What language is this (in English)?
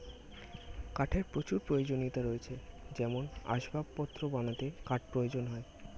Bangla